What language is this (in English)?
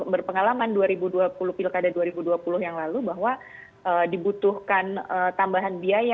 Indonesian